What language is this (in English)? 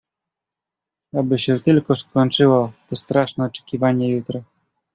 Polish